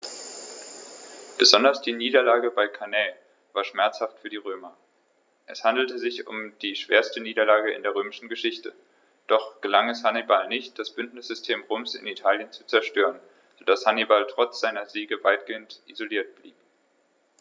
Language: German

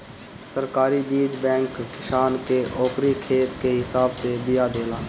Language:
Bhojpuri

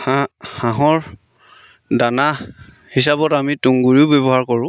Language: Assamese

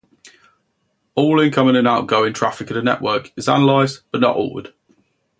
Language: English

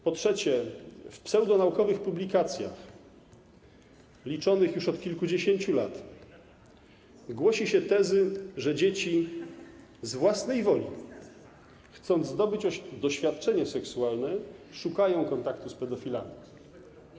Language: Polish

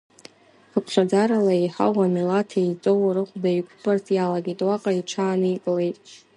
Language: Abkhazian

